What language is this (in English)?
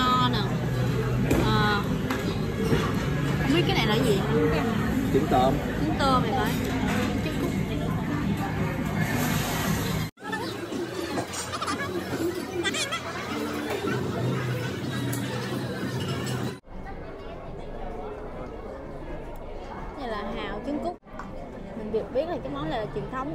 Vietnamese